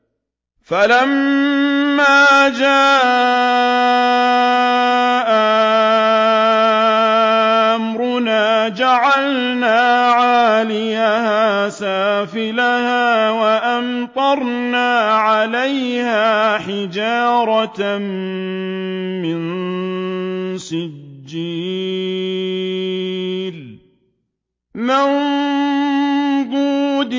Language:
Arabic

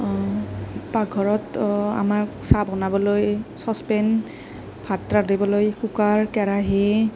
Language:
Assamese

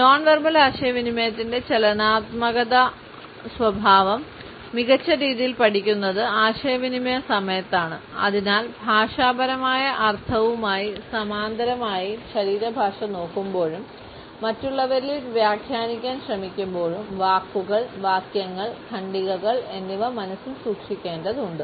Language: Malayalam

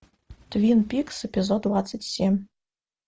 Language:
Russian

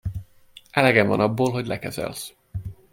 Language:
Hungarian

